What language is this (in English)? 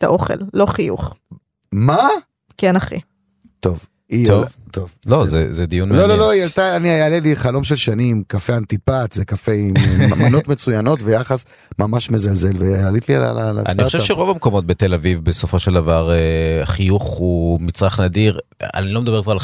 Hebrew